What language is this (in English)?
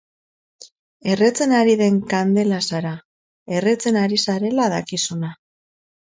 Basque